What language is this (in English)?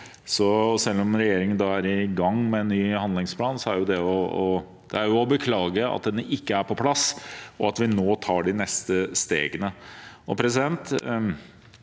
Norwegian